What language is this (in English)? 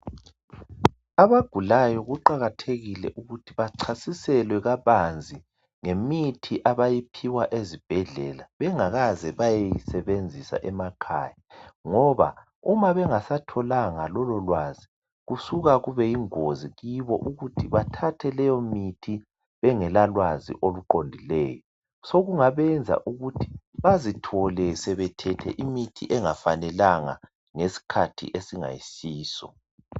North Ndebele